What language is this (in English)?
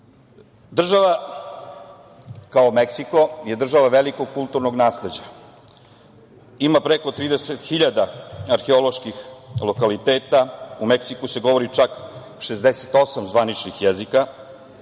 Serbian